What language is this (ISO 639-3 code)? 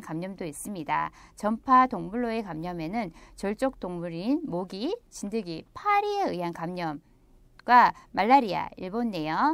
kor